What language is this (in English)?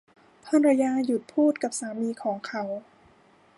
Thai